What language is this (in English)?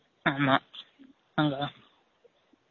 Tamil